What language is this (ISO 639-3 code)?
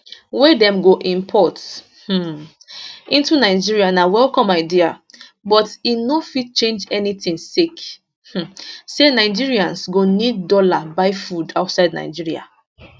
pcm